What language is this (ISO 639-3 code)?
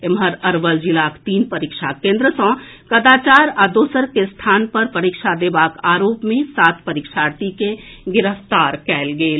mai